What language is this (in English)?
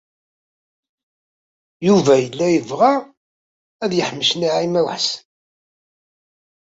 Kabyle